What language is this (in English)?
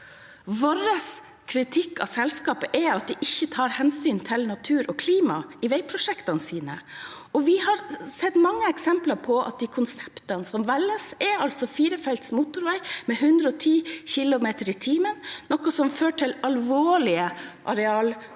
Norwegian